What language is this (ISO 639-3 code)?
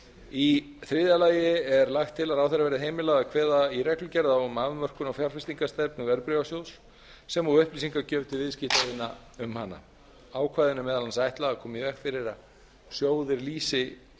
isl